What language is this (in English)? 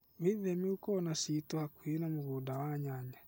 Kikuyu